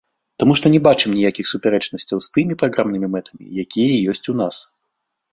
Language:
Belarusian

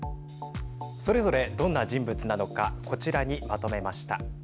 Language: Japanese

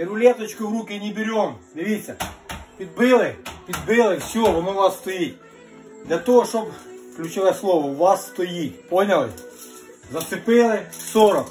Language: Ukrainian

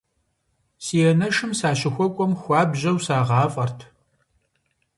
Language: Kabardian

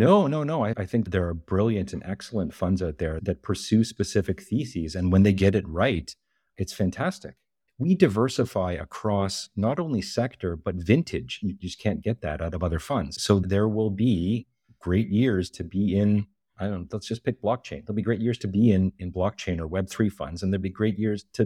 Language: English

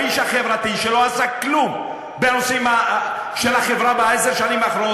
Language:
Hebrew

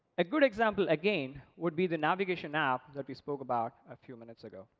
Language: English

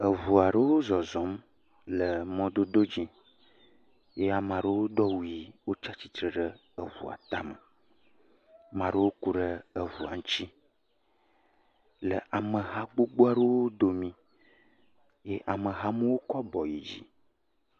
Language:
Ewe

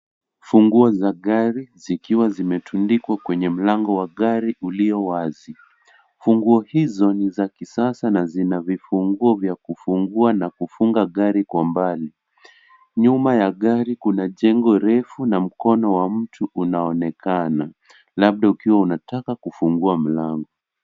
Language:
Swahili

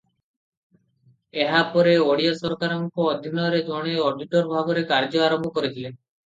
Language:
Odia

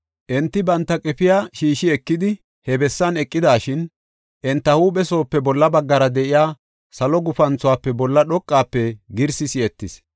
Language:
Gofa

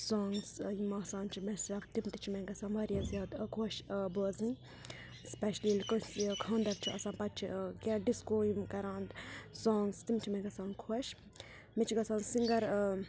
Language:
Kashmiri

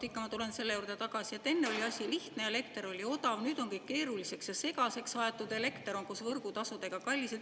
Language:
Estonian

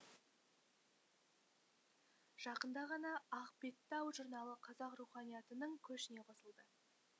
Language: Kazakh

